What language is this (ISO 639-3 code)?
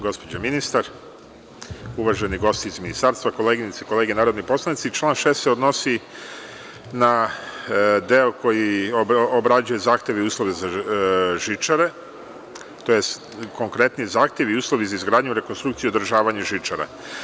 srp